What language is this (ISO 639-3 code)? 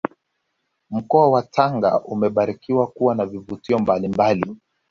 swa